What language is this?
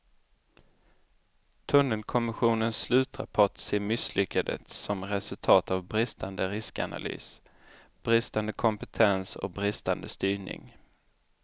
Swedish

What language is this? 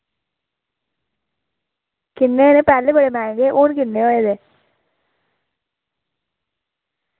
Dogri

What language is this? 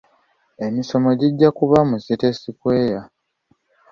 Ganda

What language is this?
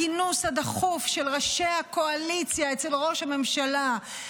Hebrew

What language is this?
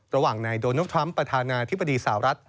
Thai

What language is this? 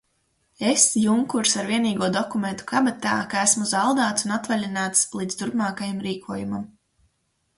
Latvian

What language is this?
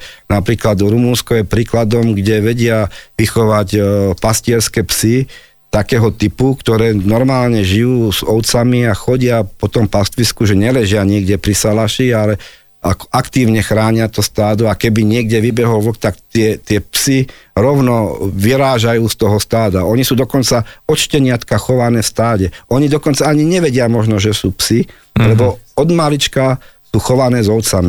Slovak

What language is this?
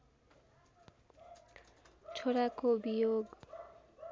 Nepali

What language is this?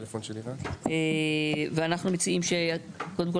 Hebrew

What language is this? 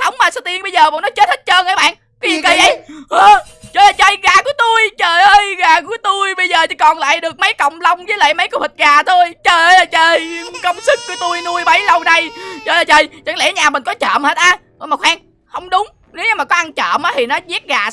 Vietnamese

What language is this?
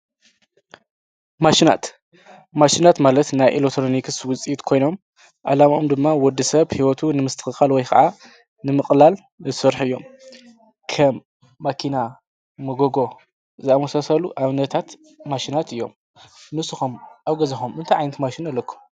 Tigrinya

